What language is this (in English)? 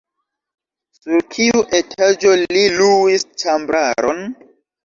Esperanto